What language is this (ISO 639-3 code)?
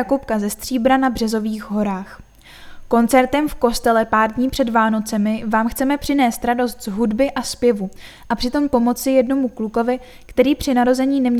ces